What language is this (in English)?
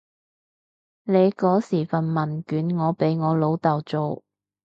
Cantonese